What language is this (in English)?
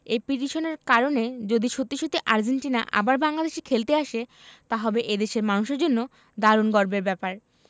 Bangla